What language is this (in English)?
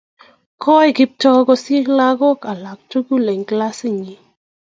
Kalenjin